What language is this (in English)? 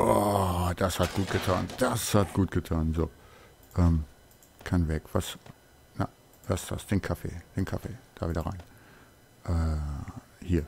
German